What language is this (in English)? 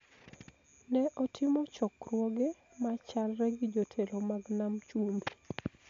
Luo (Kenya and Tanzania)